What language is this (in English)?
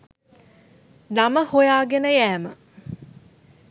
Sinhala